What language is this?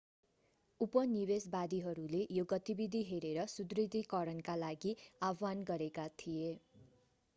Nepali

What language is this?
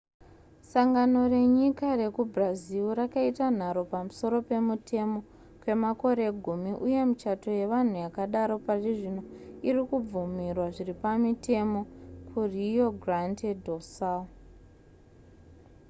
Shona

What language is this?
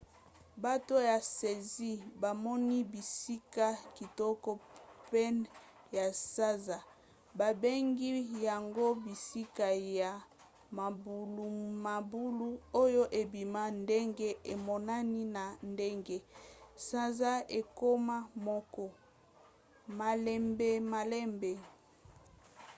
Lingala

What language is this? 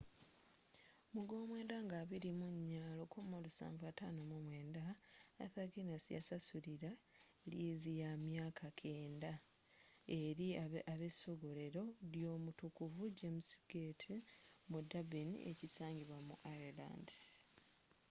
Ganda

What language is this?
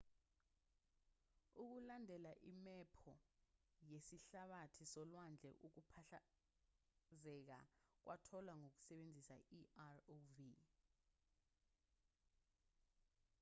Zulu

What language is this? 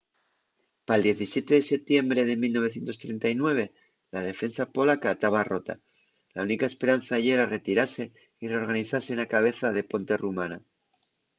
Asturian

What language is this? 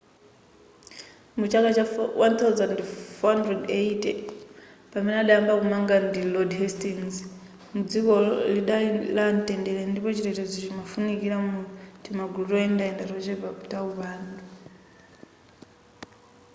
Nyanja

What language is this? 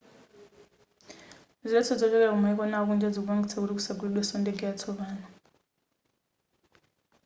Nyanja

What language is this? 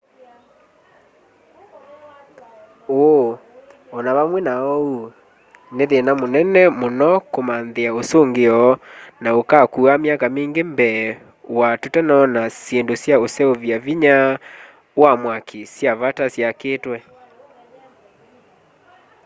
Kamba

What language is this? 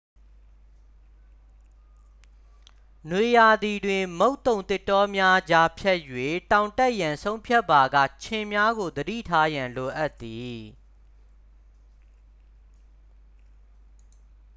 Burmese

